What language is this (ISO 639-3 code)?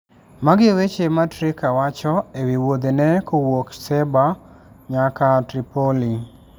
luo